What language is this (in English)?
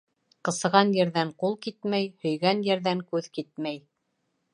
Bashkir